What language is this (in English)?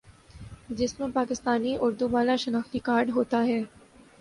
Urdu